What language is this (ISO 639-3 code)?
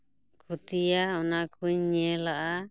sat